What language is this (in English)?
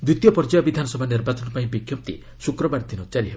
Odia